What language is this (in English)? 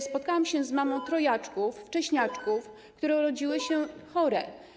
Polish